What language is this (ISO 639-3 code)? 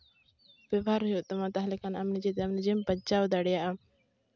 sat